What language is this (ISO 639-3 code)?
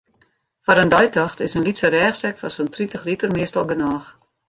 fry